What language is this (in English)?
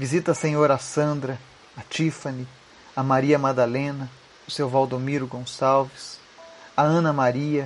Portuguese